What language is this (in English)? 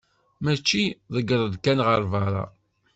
Kabyle